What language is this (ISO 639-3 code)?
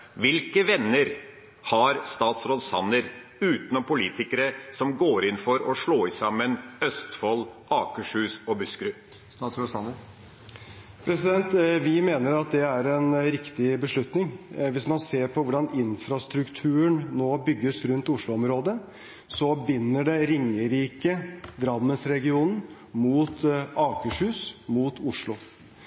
nob